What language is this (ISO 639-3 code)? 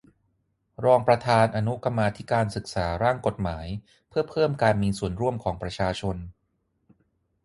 tha